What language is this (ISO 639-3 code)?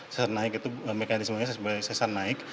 ind